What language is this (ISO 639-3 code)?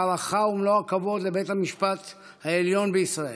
heb